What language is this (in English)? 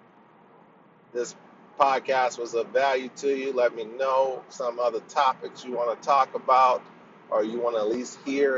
English